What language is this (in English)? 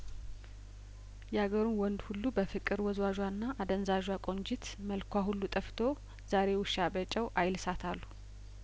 Amharic